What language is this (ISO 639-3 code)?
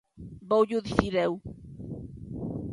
glg